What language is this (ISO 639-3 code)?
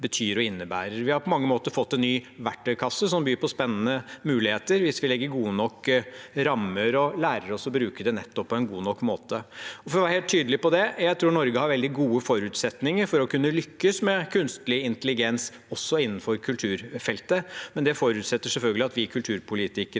nor